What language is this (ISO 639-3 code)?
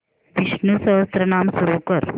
mar